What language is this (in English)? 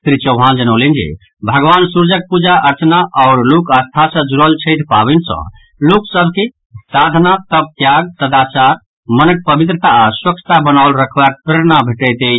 Maithili